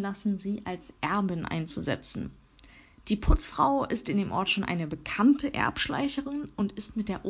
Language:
German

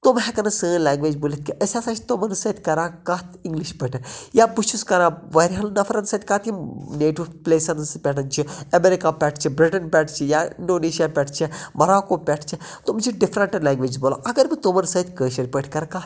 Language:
Kashmiri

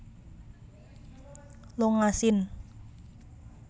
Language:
Javanese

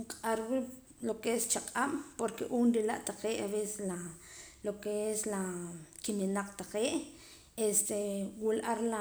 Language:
Poqomam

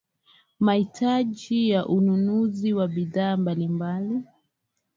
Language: Swahili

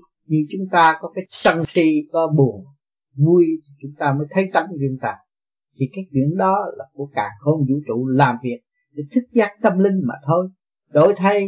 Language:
Vietnamese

